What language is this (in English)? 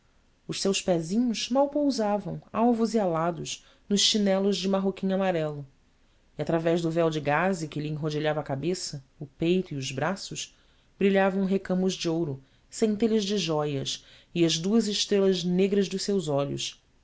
Portuguese